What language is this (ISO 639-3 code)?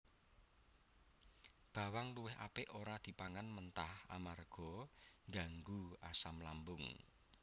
jav